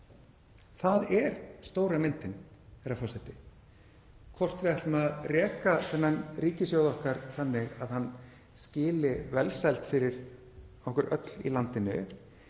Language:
Icelandic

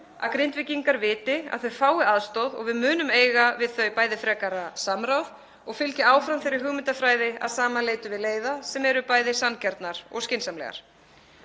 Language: Icelandic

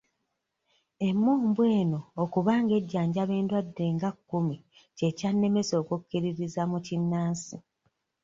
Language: Ganda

